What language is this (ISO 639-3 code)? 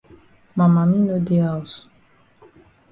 wes